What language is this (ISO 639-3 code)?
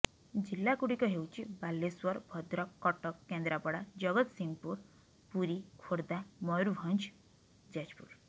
ori